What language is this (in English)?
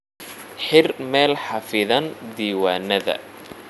Somali